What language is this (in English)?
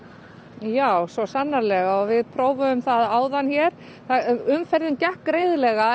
Icelandic